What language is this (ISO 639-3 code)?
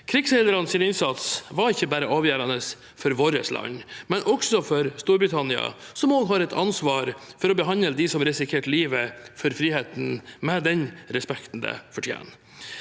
nor